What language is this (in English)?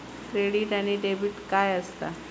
Marathi